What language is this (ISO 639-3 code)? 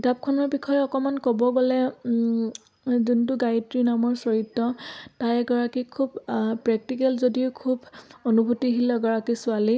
asm